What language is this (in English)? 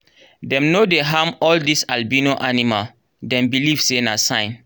Nigerian Pidgin